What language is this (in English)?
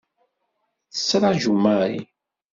Kabyle